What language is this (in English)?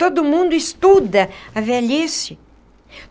Portuguese